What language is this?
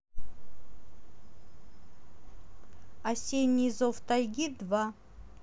Russian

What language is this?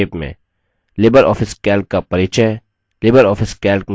Hindi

